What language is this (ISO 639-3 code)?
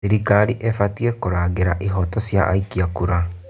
kik